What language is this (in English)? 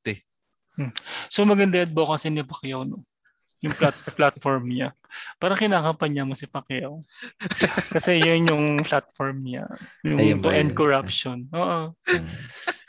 Filipino